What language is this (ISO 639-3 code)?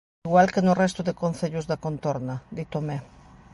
glg